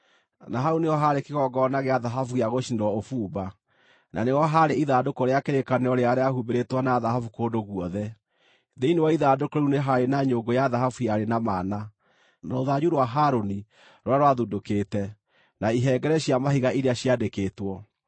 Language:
Kikuyu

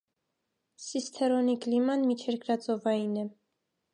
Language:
Armenian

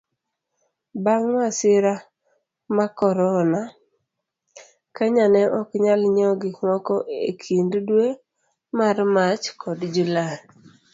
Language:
Luo (Kenya and Tanzania)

